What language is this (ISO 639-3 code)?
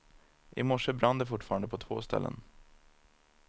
swe